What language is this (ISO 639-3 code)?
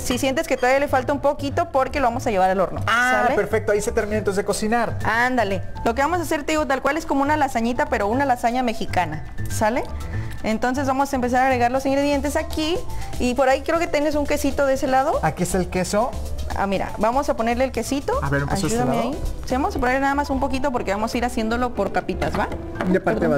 spa